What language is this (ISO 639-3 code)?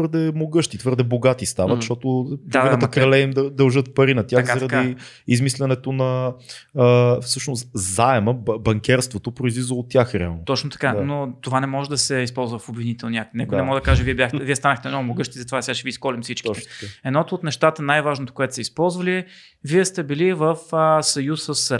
bul